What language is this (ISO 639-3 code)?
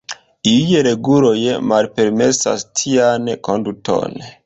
epo